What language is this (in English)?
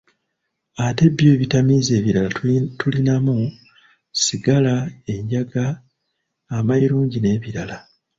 Ganda